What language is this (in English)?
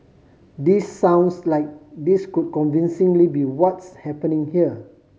English